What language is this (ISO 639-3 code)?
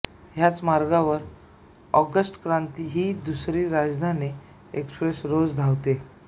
mar